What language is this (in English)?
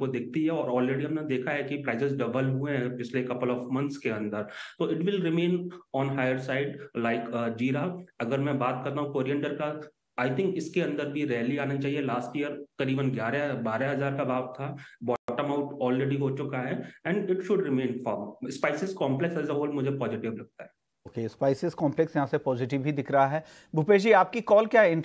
Hindi